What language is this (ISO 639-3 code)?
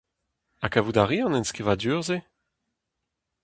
bre